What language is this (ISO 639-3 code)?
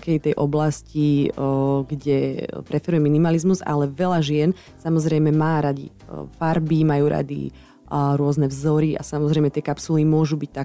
slk